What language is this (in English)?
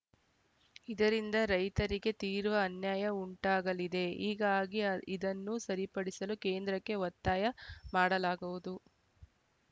Kannada